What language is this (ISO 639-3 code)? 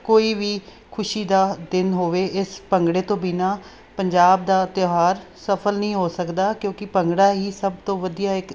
pan